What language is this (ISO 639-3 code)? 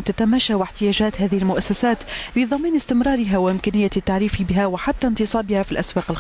ara